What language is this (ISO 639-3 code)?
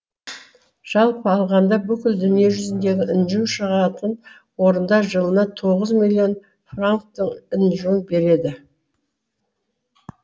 kaz